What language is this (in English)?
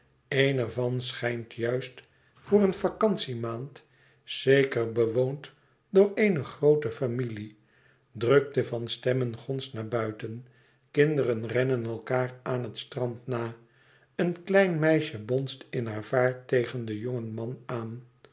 Dutch